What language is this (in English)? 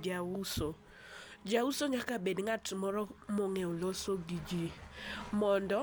Luo (Kenya and Tanzania)